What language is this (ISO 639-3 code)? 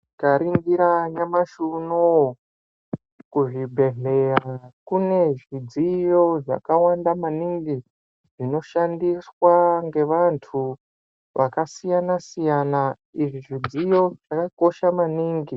ndc